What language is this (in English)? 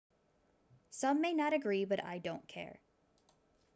English